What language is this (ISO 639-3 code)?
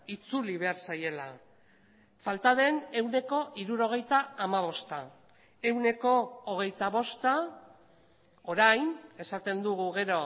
eus